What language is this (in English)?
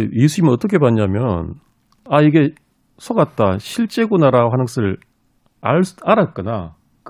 Korean